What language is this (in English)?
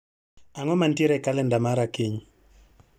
Luo (Kenya and Tanzania)